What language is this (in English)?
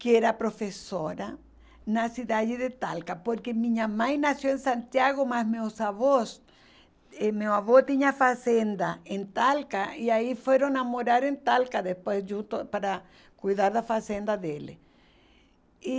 Portuguese